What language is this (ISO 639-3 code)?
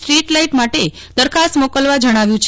guj